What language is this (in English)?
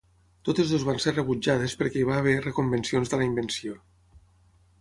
Catalan